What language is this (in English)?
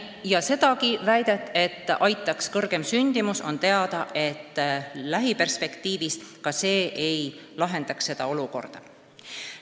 Estonian